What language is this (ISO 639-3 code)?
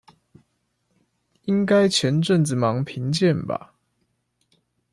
zho